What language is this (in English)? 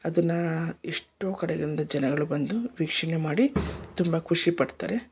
Kannada